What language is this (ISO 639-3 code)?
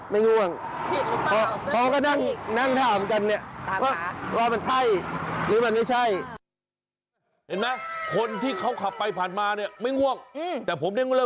tha